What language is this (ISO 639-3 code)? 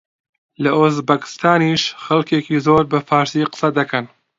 ckb